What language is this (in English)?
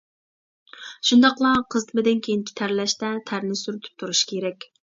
Uyghur